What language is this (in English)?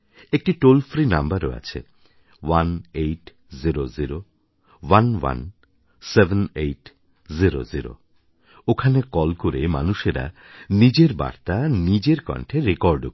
Bangla